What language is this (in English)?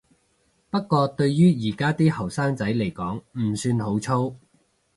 Cantonese